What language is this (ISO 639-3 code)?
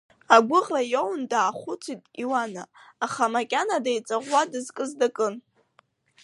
abk